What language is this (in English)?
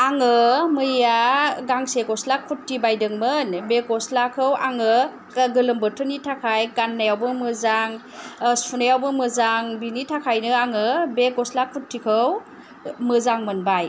Bodo